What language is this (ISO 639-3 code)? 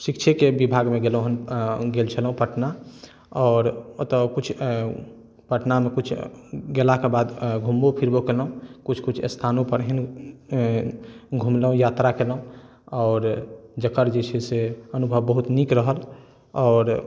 mai